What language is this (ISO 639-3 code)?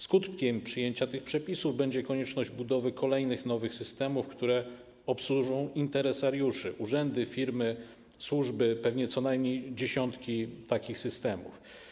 pol